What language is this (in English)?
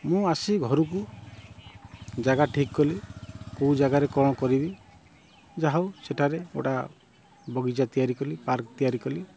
Odia